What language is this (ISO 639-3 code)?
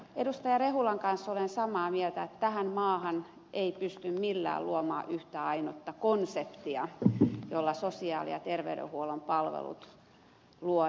fin